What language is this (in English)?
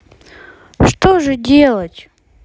Russian